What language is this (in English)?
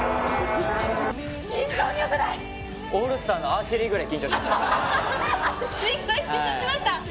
Japanese